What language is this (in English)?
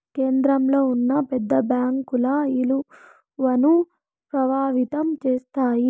Telugu